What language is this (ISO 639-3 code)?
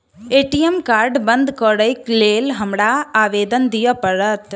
mai